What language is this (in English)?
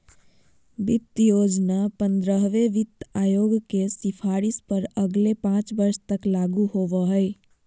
Magahi